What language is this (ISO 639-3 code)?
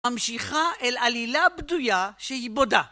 heb